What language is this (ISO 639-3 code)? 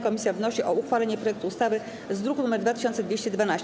pol